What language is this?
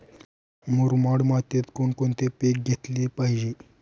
Marathi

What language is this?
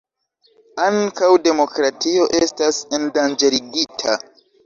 Esperanto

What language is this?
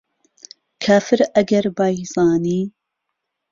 Central Kurdish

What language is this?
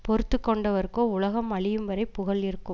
Tamil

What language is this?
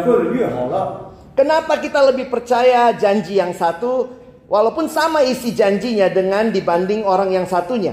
Indonesian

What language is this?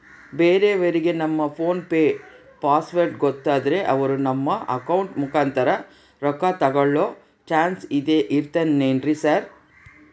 Kannada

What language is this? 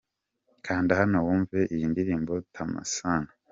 Kinyarwanda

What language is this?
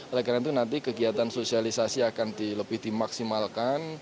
Indonesian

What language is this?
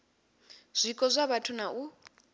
Venda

